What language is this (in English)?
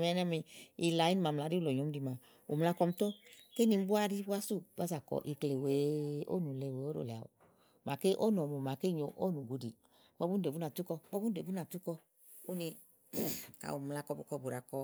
Igo